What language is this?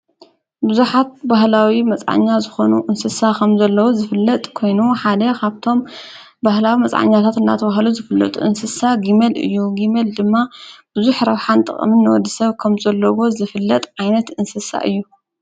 Tigrinya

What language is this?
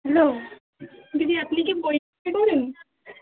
Bangla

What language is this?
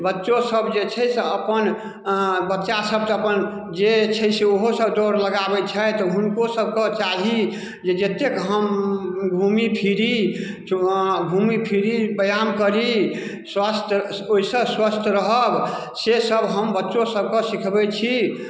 Maithili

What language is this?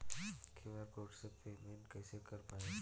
Bhojpuri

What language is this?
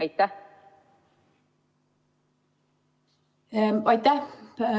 Estonian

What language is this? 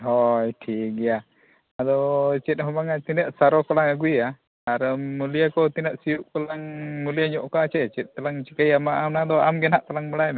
Santali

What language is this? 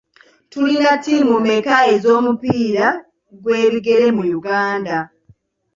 Ganda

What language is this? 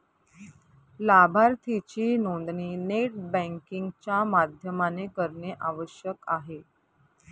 Marathi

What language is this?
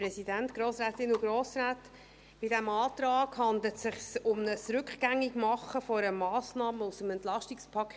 Swiss German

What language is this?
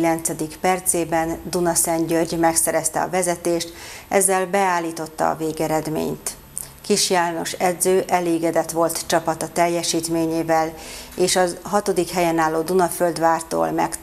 Hungarian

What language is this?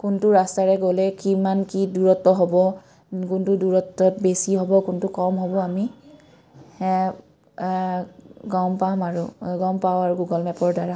Assamese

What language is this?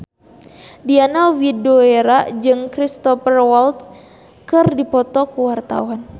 Sundanese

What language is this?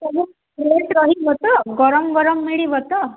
Odia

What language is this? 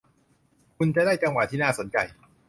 Thai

